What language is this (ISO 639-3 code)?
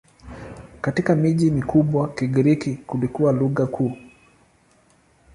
swa